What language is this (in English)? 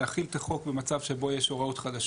Hebrew